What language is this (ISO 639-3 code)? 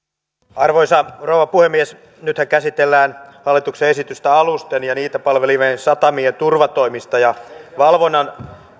fin